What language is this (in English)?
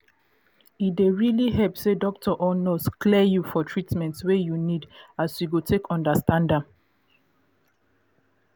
Nigerian Pidgin